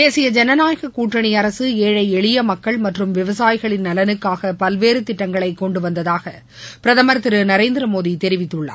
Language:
Tamil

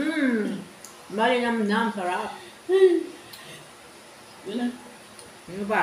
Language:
Filipino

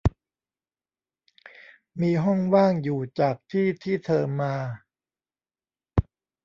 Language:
Thai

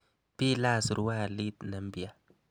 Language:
Kalenjin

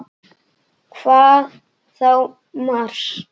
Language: Icelandic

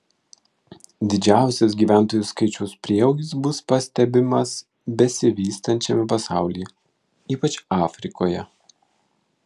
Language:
Lithuanian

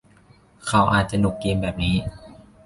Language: Thai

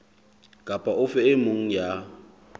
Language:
Southern Sotho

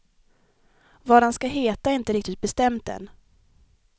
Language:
Swedish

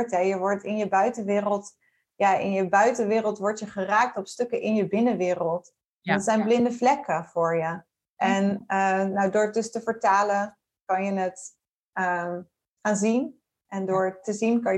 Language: Dutch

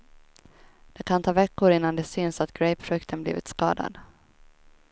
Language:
Swedish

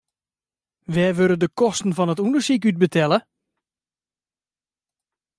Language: Western Frisian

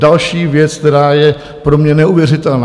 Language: Czech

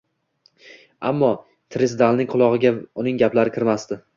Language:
Uzbek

